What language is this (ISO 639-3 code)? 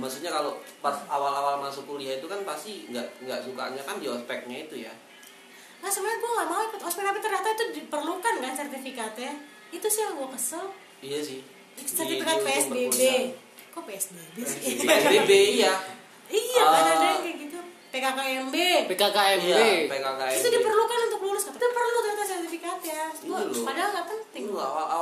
ind